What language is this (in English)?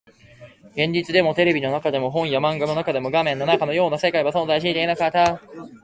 Japanese